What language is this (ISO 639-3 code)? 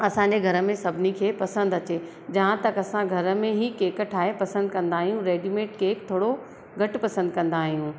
snd